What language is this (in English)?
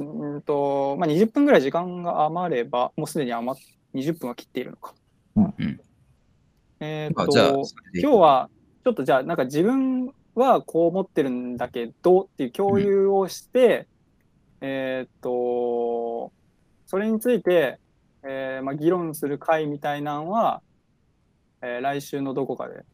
Japanese